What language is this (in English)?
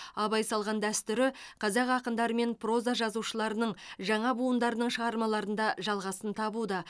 Kazakh